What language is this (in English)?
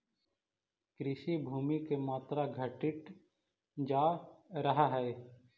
Magahi